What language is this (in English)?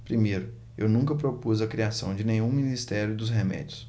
Portuguese